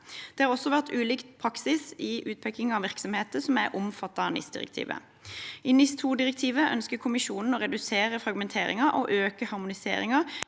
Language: Norwegian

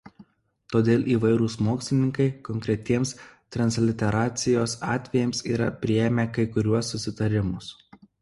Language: Lithuanian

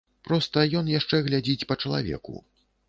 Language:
Belarusian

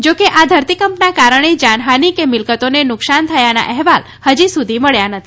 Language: Gujarati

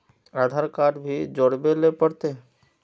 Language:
Magahi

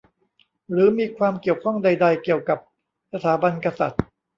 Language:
Thai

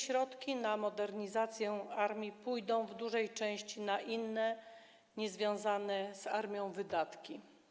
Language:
Polish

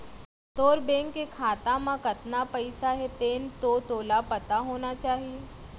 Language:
Chhattisgarhi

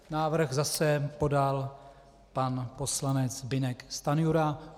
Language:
Czech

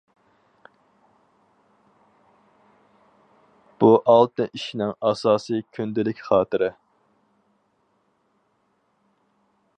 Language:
Uyghur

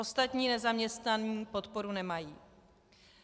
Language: Czech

